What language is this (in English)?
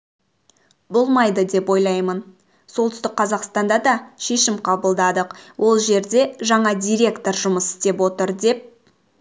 Kazakh